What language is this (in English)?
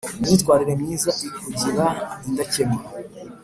Kinyarwanda